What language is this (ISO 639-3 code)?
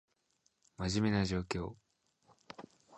jpn